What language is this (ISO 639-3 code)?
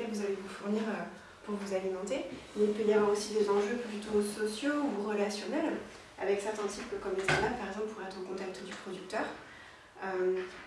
fra